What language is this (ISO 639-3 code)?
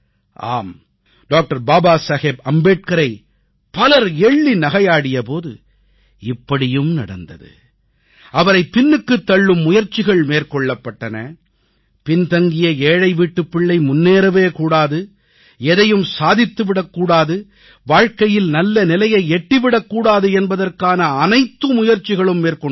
tam